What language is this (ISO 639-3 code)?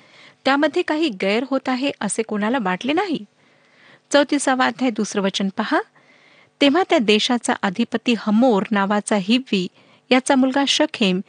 mar